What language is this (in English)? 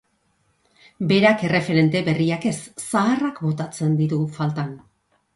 Basque